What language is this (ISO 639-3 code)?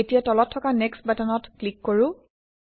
asm